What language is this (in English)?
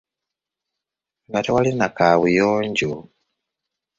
Ganda